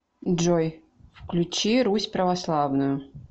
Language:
Russian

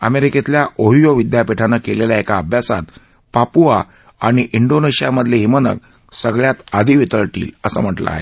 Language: Marathi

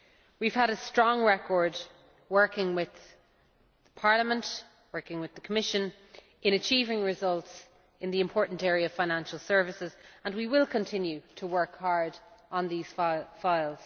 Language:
English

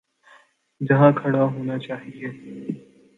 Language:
Urdu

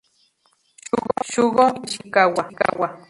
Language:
Spanish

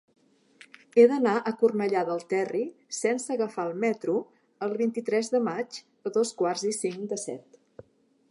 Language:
Catalan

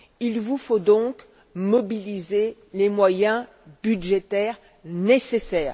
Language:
French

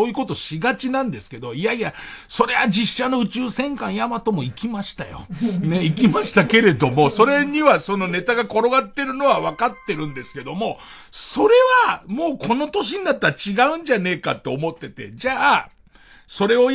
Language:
Japanese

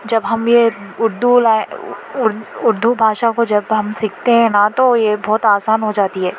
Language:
Urdu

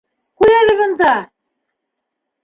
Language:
Bashkir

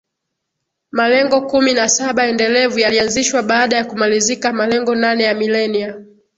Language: Swahili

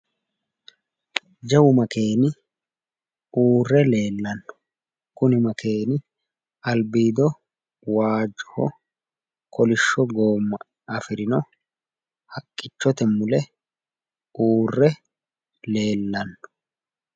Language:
Sidamo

